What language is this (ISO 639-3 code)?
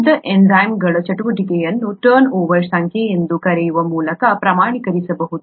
kan